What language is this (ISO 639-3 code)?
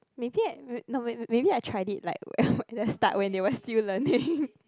eng